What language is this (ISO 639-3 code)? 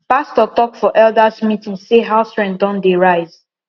pcm